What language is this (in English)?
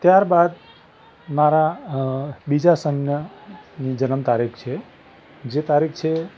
Gujarati